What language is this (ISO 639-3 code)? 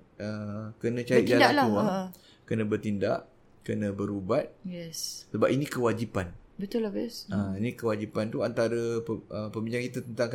msa